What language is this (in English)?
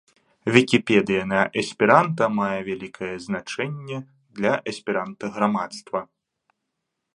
Belarusian